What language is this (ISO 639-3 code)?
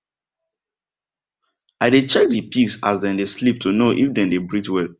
pcm